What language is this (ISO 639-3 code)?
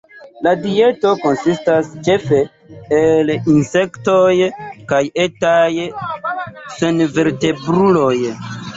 epo